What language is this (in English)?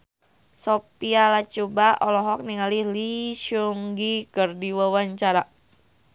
Sundanese